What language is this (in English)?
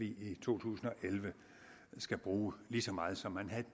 Danish